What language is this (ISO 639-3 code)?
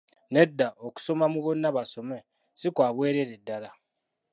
lug